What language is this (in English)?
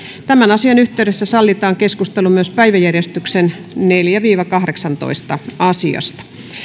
Finnish